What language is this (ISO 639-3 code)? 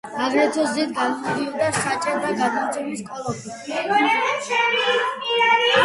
kat